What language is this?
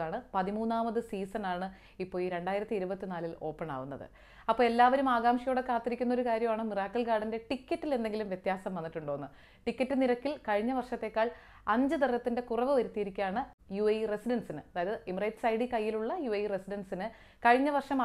Malayalam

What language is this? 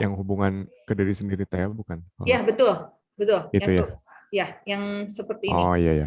Indonesian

